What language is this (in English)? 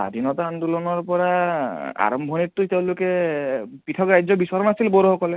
Assamese